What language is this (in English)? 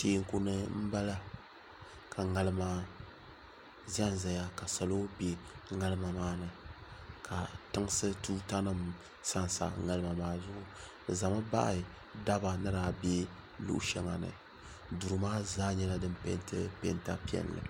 Dagbani